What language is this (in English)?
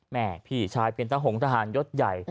Thai